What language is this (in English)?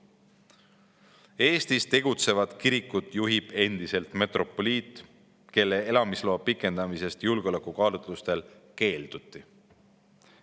Estonian